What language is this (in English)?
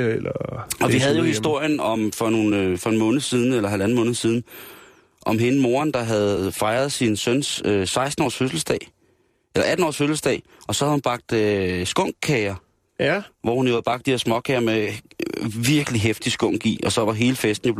Danish